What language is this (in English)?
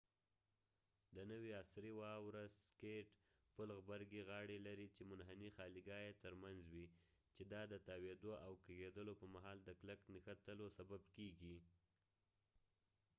Pashto